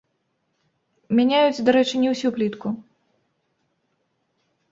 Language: Belarusian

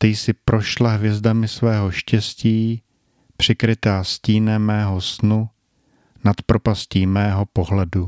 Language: Czech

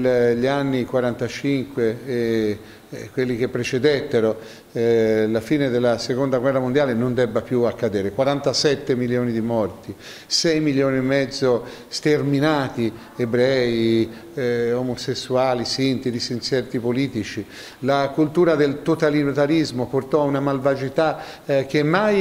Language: Italian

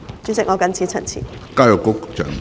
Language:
Cantonese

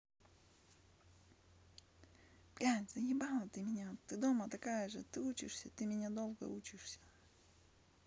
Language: Russian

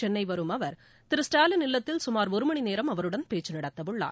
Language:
Tamil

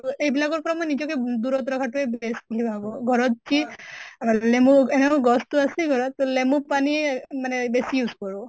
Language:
Assamese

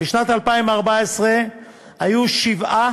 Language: Hebrew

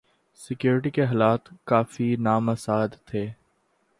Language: Urdu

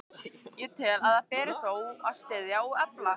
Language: Icelandic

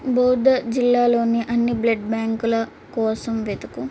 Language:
Telugu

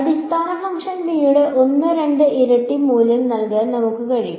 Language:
Malayalam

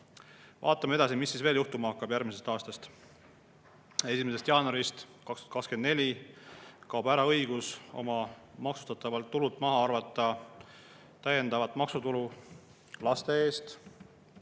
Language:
Estonian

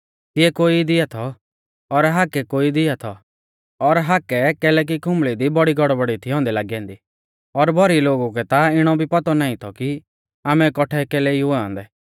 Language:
Mahasu Pahari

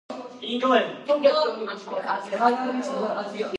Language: Georgian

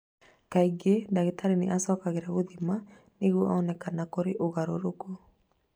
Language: Kikuyu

